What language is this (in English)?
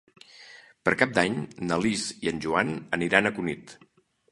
Catalan